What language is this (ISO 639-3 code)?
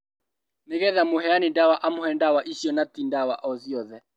kik